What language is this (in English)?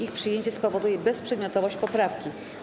Polish